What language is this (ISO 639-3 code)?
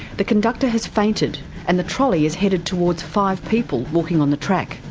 eng